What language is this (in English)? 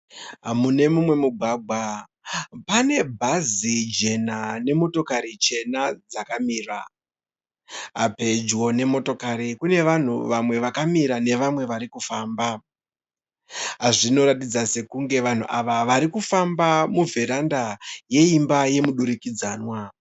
Shona